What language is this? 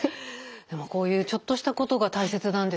Japanese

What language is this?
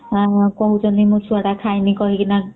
Odia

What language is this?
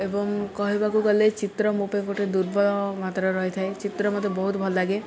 Odia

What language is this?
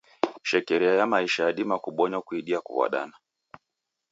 Taita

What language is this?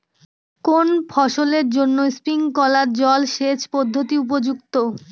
Bangla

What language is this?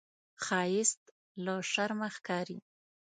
Pashto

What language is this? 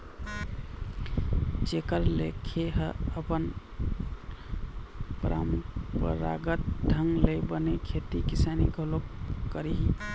Chhattisgarhi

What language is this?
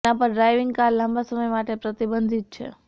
Gujarati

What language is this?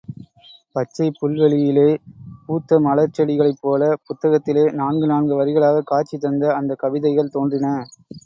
Tamil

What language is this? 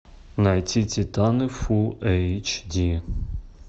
Russian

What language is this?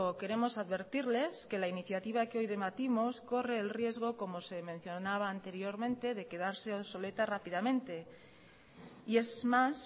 Spanish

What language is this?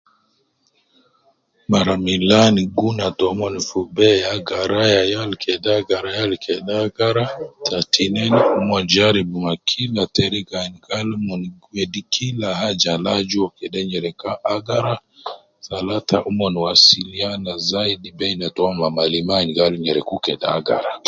Nubi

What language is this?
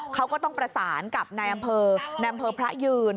Thai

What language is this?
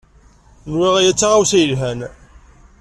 Kabyle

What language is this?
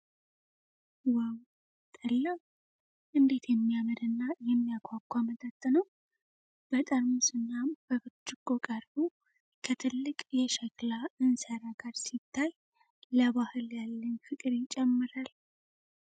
Amharic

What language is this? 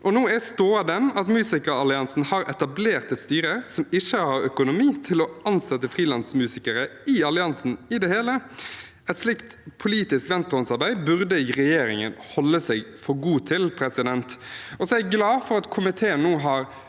Norwegian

